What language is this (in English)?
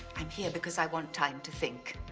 English